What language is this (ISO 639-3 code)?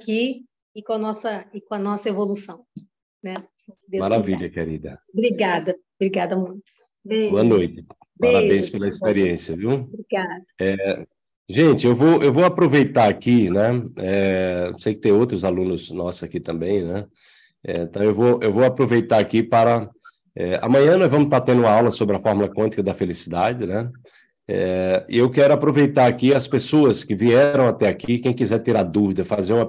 por